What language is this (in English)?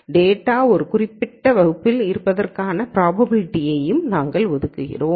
Tamil